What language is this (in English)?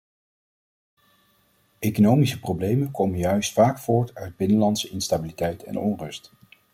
Dutch